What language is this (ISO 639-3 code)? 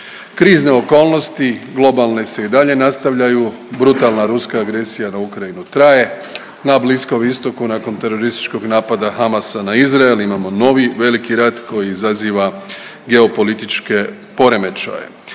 hrv